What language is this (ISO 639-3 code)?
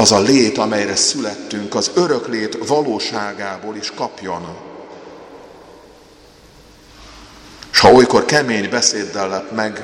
hun